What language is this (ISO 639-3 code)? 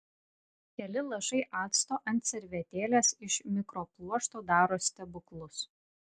lit